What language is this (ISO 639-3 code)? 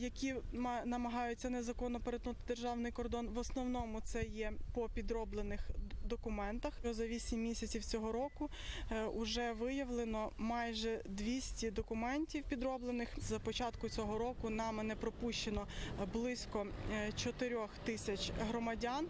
ukr